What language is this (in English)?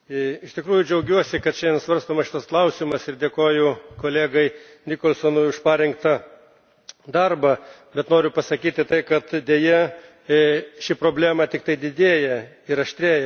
Lithuanian